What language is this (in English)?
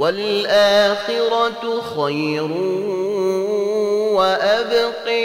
Arabic